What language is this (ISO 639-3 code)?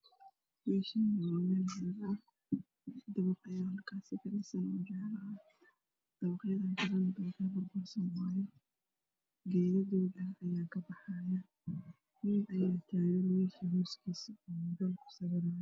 som